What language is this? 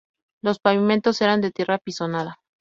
Spanish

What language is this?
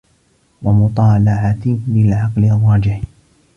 Arabic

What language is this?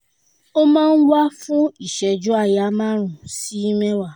Yoruba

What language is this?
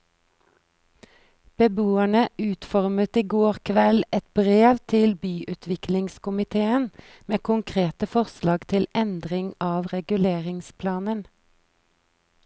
Norwegian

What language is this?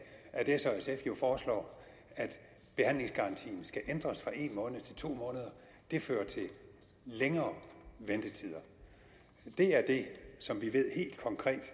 Danish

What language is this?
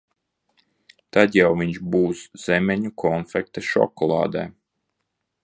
Latvian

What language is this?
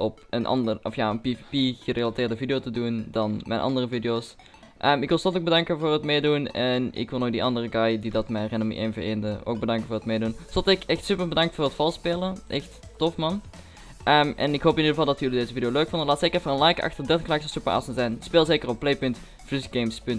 Dutch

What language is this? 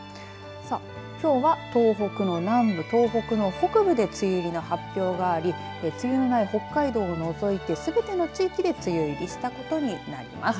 Japanese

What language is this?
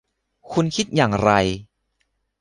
Thai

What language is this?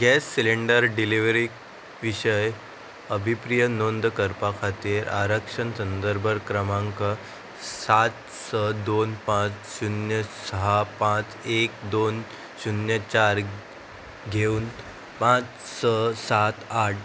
Konkani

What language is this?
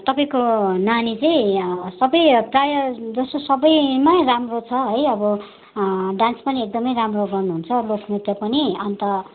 Nepali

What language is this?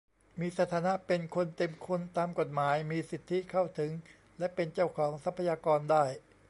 Thai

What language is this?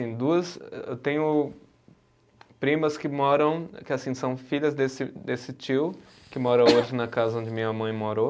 Portuguese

